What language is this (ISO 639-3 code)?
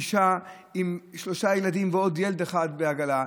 heb